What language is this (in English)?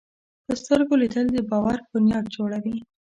Pashto